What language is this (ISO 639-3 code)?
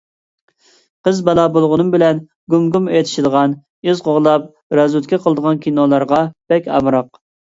uig